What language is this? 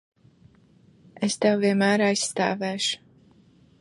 Latvian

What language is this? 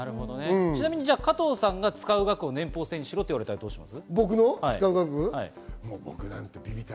Japanese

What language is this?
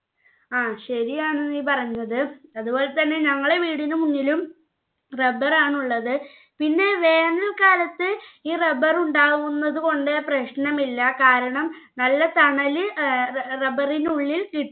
Malayalam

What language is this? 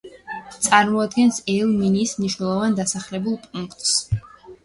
Georgian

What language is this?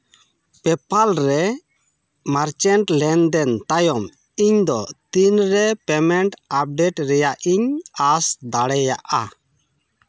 Santali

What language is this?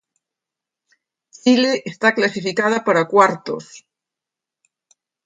Galician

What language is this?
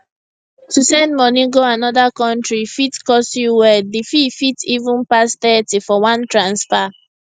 Nigerian Pidgin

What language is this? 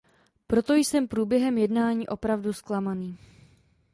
Czech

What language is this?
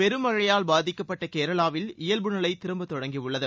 Tamil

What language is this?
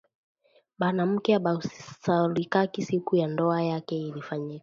Swahili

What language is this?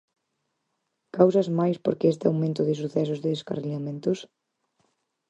Galician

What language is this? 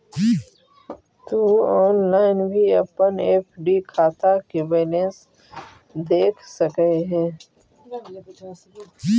Magahi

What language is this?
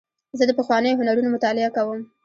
Pashto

